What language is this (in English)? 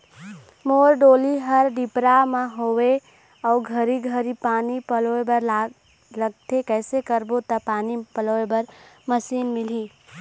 Chhattisgarhi